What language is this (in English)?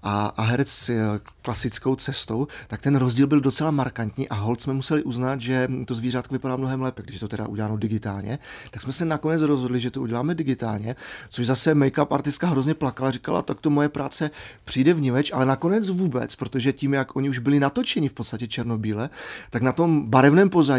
Czech